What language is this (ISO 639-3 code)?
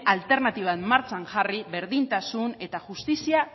eus